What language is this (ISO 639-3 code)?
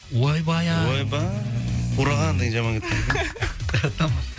kaz